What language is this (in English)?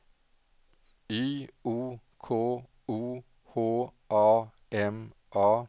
Swedish